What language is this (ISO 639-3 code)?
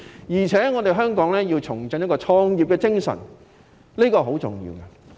yue